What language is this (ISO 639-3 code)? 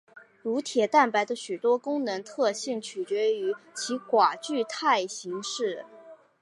zho